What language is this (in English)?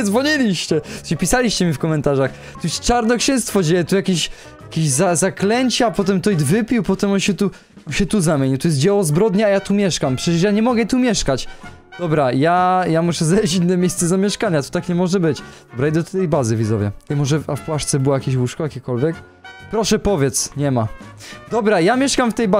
Polish